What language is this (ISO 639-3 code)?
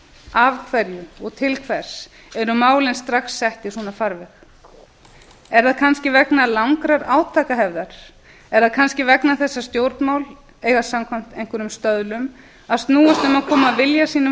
isl